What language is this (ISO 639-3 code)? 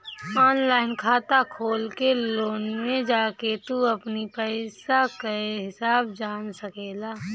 bho